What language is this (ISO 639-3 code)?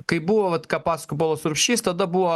lit